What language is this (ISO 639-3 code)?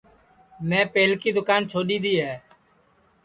ssi